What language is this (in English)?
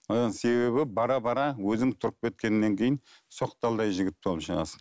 Kazakh